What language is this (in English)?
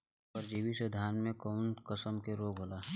Bhojpuri